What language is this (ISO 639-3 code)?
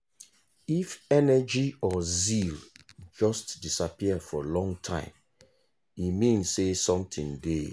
pcm